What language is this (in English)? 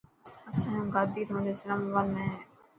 Dhatki